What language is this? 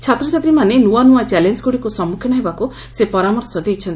Odia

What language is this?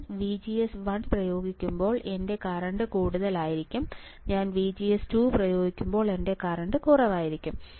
Malayalam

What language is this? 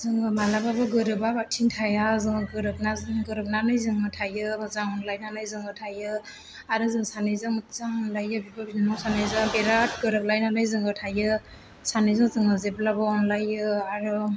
Bodo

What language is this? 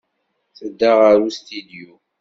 Kabyle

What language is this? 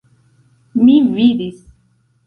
Esperanto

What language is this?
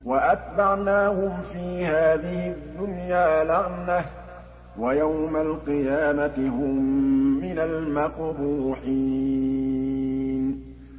Arabic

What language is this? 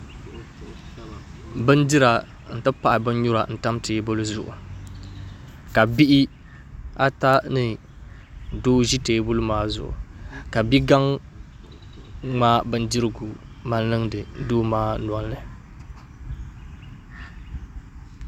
Dagbani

